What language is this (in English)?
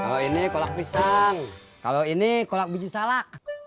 Indonesian